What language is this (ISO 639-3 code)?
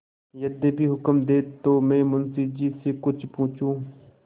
hin